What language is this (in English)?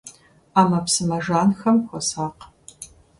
Kabardian